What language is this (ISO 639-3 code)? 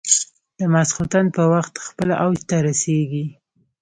pus